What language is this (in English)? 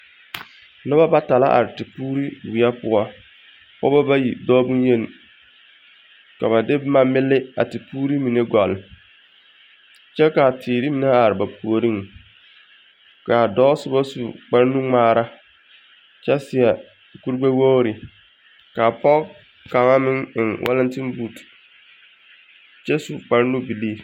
Southern Dagaare